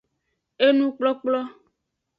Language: Aja (Benin)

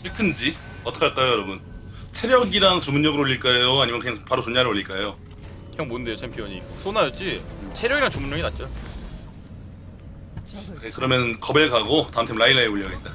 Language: Korean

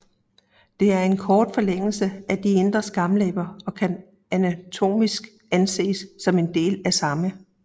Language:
Danish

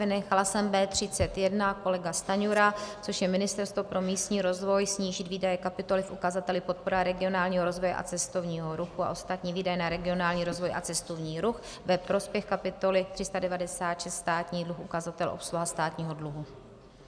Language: Czech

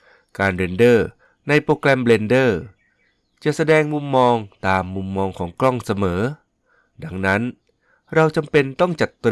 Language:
Thai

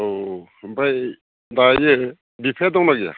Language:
Bodo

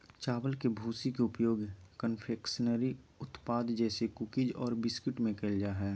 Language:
Magahi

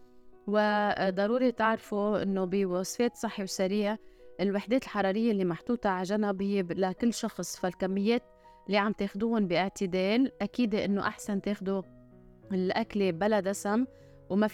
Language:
Arabic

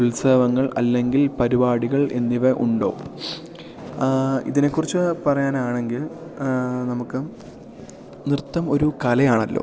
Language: Malayalam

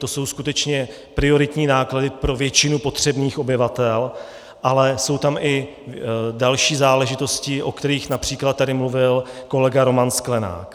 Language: Czech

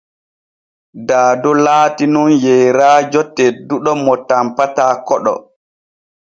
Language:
Borgu Fulfulde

